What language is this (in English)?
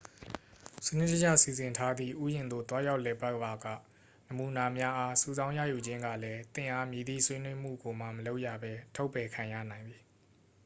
Burmese